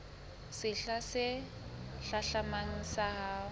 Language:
Southern Sotho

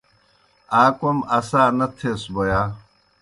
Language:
Kohistani Shina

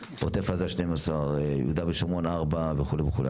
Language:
Hebrew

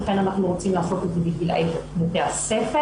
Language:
Hebrew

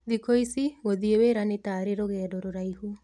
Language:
Kikuyu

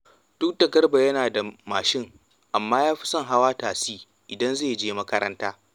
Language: Hausa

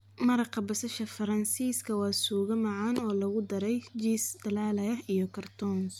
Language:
Somali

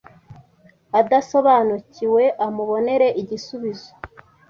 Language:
Kinyarwanda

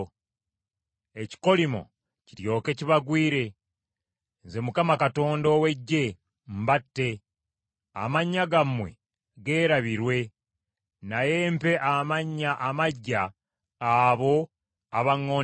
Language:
Ganda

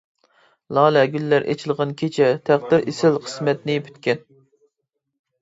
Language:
Uyghur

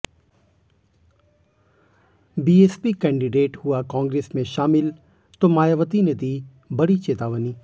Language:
Hindi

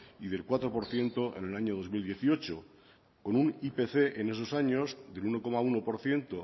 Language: Spanish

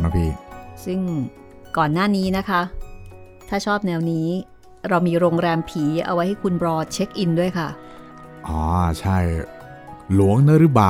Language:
Thai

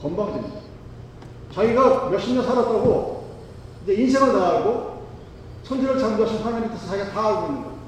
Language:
Korean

